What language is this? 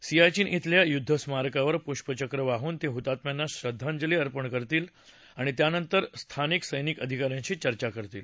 Marathi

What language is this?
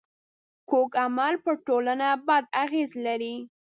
Pashto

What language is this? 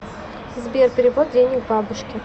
Russian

